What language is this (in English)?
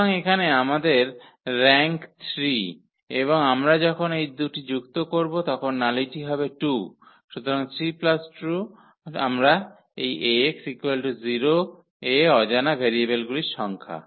Bangla